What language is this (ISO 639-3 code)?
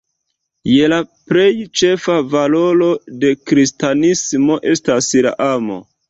epo